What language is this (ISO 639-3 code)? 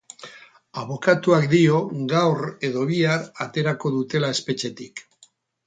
eus